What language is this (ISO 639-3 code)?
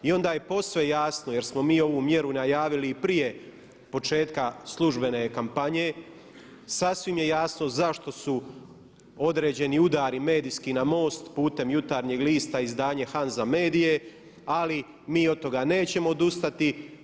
hrv